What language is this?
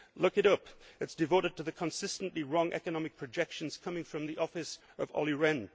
English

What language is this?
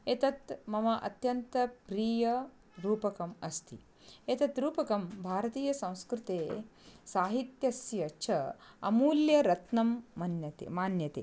Sanskrit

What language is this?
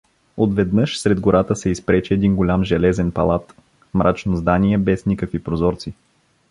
Bulgarian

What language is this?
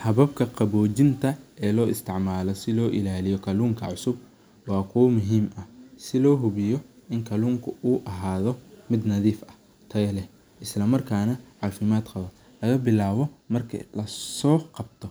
Somali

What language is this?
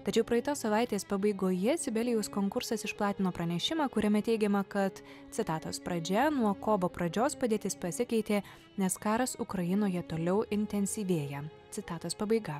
Lithuanian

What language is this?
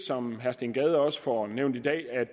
Danish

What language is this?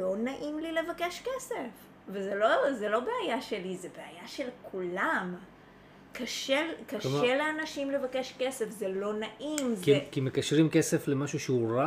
Hebrew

